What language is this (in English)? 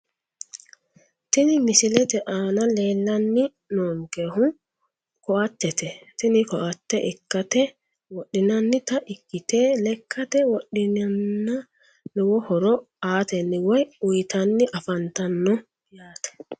Sidamo